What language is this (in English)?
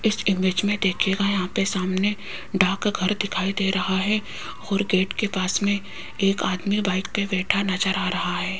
Hindi